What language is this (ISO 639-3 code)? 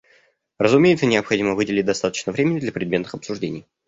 rus